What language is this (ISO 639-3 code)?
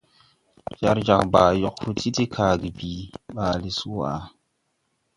tui